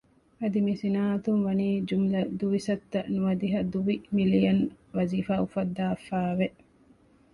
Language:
Divehi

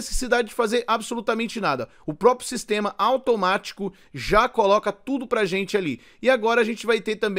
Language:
Portuguese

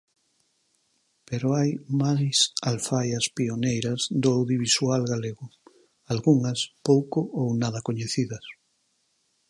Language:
Galician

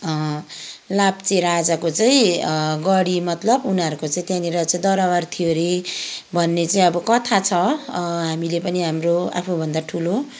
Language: Nepali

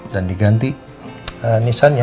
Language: Indonesian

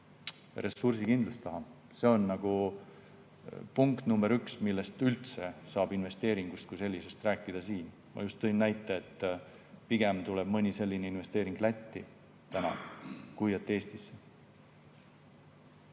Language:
Estonian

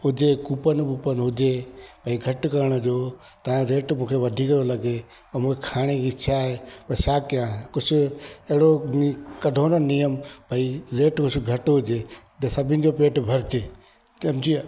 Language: Sindhi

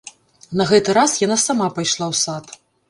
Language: Belarusian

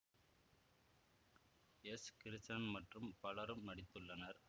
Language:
Tamil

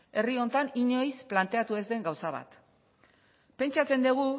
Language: Basque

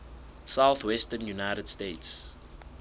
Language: Southern Sotho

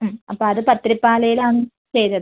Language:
Malayalam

